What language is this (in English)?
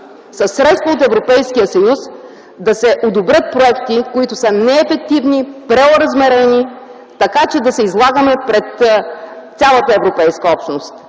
Bulgarian